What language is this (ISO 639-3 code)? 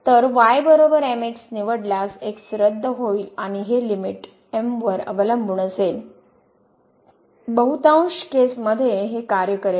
mar